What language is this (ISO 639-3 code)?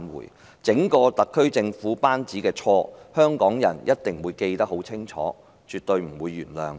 yue